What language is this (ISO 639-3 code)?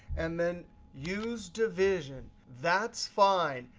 eng